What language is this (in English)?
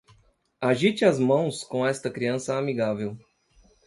Portuguese